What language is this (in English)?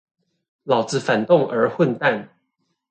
Chinese